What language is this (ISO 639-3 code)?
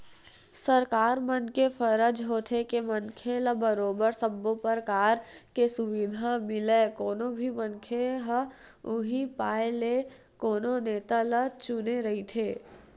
hne